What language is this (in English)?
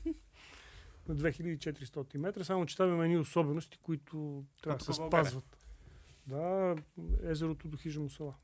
Bulgarian